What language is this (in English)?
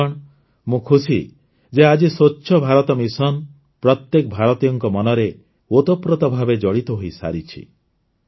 Odia